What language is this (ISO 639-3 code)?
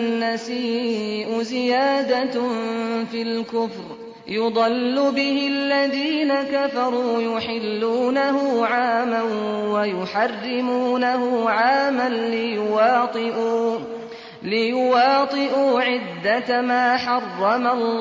ara